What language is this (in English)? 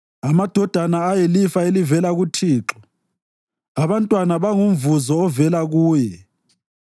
North Ndebele